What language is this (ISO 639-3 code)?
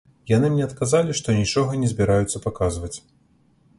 bel